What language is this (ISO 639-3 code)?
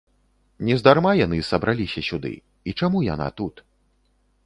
bel